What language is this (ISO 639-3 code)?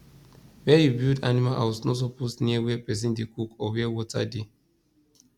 pcm